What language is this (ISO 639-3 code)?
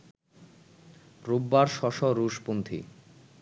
ben